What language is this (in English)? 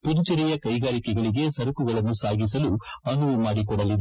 Kannada